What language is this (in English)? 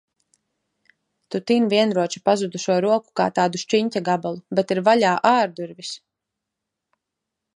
Latvian